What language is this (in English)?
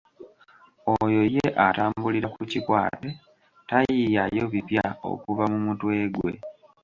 Ganda